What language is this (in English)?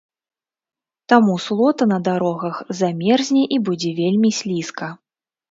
Belarusian